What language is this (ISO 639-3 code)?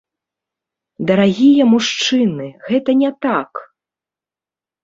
bel